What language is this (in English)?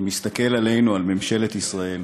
Hebrew